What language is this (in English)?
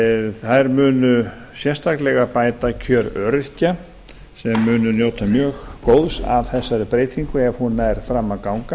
Icelandic